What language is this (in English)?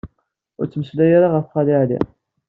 Kabyle